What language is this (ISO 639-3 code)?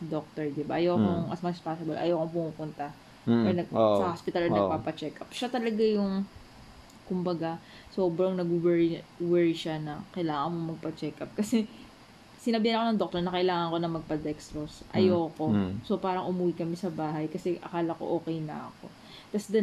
fil